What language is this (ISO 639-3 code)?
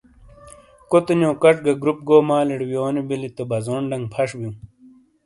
scl